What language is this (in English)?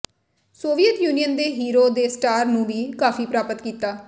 Punjabi